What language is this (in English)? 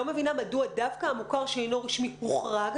Hebrew